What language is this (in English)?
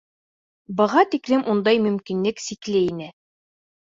Bashkir